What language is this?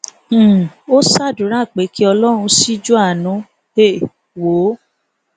Yoruba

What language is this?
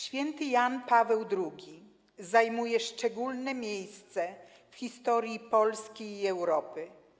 Polish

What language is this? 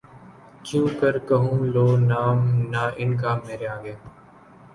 Urdu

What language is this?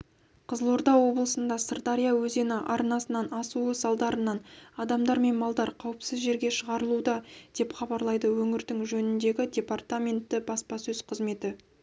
Kazakh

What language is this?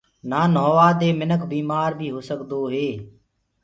Gurgula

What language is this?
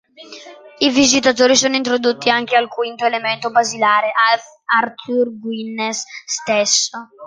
Italian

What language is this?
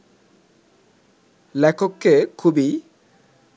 Bangla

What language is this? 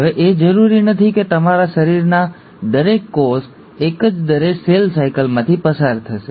Gujarati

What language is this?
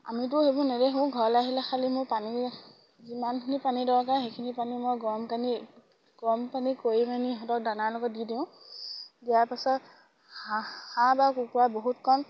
Assamese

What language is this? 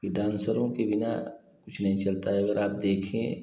Hindi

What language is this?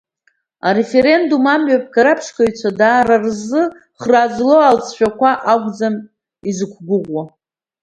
Abkhazian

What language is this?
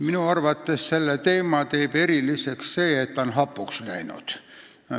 Estonian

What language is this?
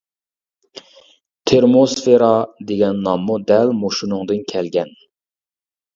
Uyghur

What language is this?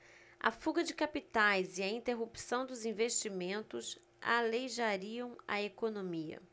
Portuguese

